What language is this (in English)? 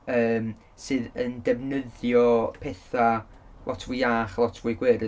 Welsh